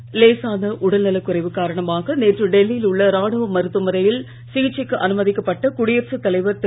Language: Tamil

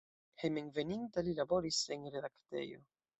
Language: Esperanto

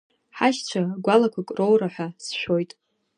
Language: Abkhazian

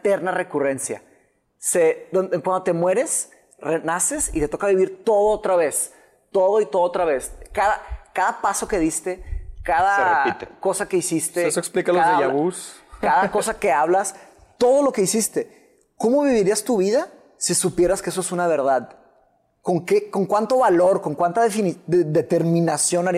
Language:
Spanish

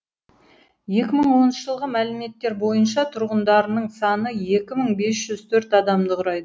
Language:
Kazakh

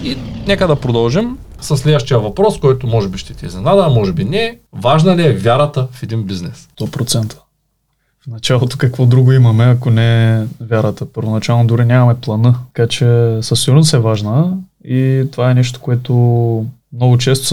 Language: Bulgarian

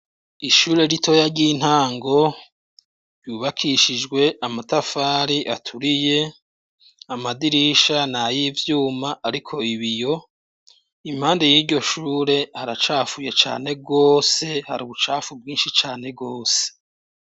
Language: Rundi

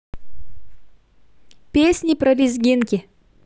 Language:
Russian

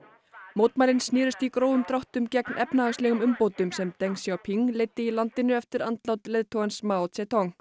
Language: Icelandic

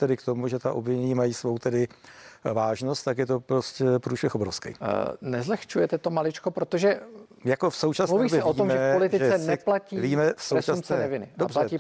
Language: Czech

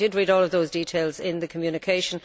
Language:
English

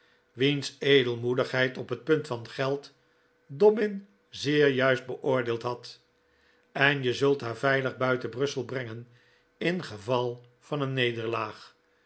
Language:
Dutch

